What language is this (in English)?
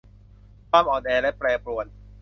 Thai